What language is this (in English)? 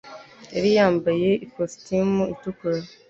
Kinyarwanda